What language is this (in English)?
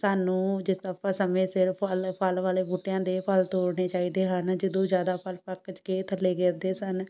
Punjabi